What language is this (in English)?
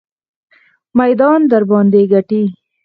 Pashto